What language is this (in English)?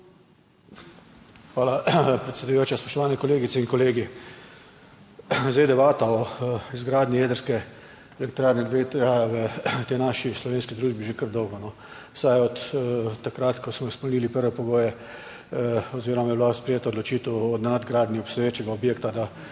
Slovenian